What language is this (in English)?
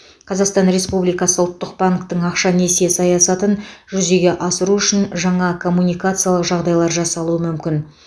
Kazakh